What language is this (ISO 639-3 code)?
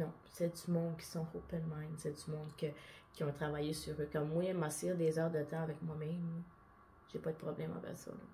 fra